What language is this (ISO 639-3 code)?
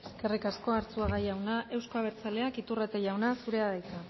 eus